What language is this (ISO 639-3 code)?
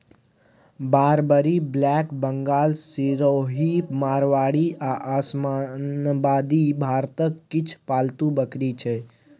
mai